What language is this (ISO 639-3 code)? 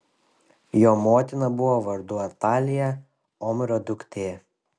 lit